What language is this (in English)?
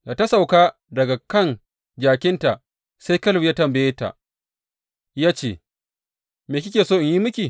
Hausa